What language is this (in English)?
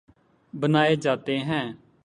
Urdu